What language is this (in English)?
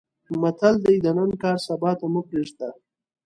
Pashto